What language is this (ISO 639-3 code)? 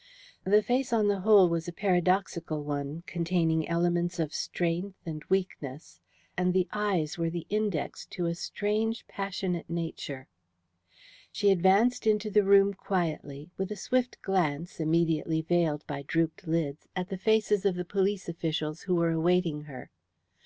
eng